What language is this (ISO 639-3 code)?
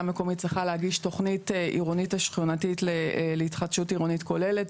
heb